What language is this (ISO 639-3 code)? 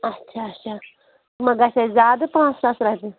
kas